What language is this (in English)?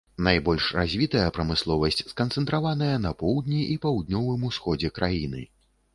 Belarusian